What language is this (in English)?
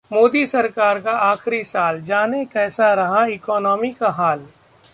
Hindi